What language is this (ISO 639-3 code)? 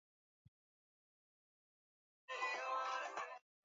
swa